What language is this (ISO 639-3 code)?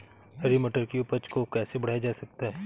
hin